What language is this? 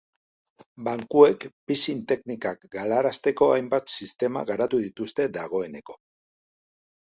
Basque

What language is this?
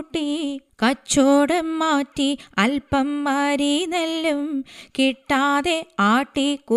Malayalam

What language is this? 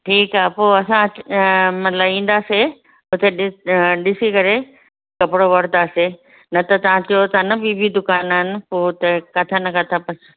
Sindhi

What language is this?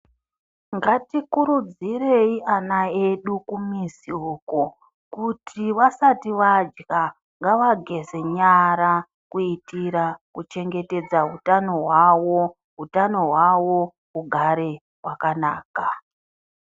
Ndau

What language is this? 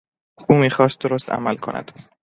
Persian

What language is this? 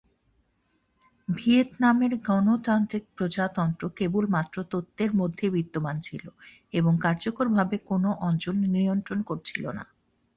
Bangla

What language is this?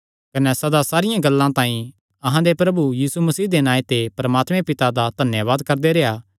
Kangri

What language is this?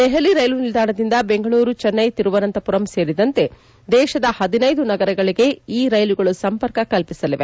Kannada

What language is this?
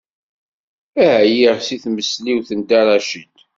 Kabyle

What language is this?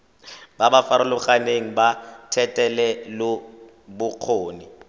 Tswana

